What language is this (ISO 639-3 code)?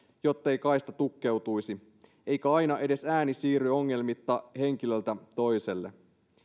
fin